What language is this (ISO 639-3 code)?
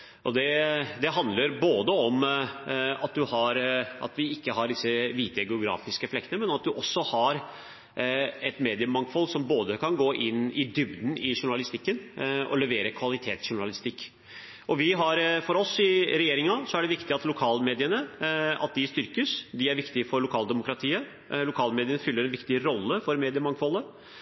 nob